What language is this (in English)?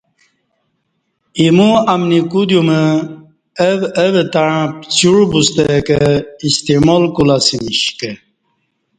Kati